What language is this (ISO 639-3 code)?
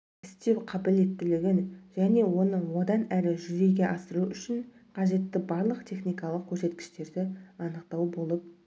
kaz